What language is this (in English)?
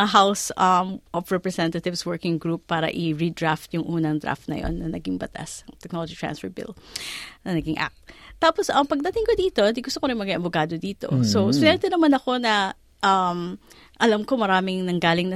Filipino